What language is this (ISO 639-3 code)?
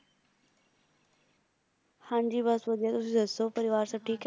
pan